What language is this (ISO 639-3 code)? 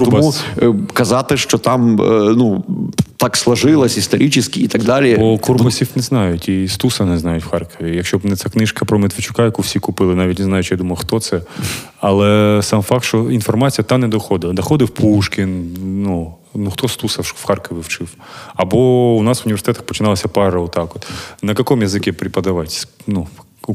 ukr